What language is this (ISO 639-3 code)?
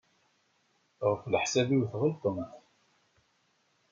kab